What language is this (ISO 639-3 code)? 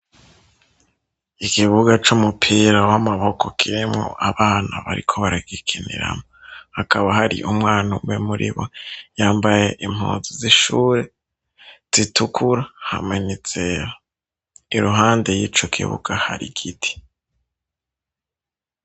run